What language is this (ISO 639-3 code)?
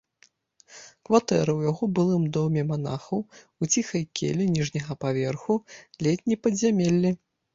bel